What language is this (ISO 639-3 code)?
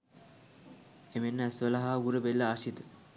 sin